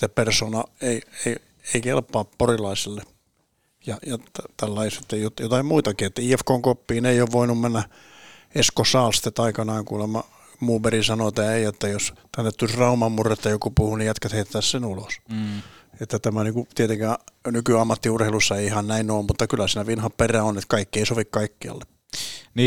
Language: Finnish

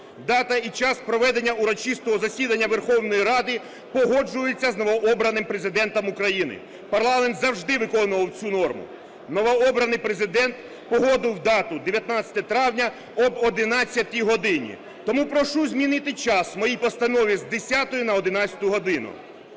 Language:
Ukrainian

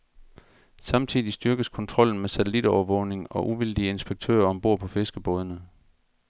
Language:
Danish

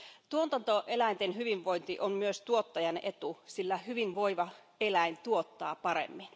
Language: Finnish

